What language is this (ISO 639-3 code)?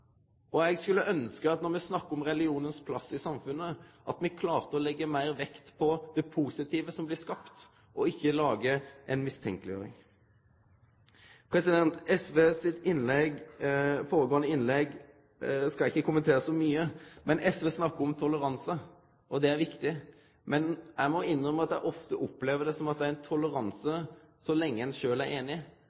nno